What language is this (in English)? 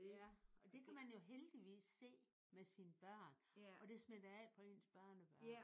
Danish